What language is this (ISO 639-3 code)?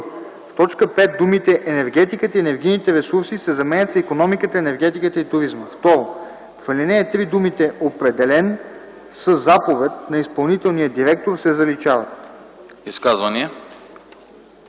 bul